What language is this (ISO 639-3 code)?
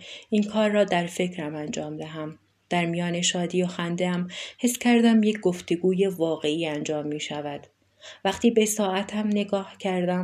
fas